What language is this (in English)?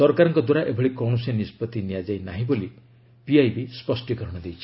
Odia